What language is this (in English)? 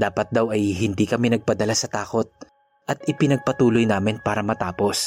Filipino